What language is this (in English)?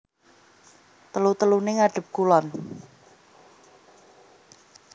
Javanese